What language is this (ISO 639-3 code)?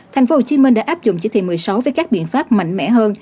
vie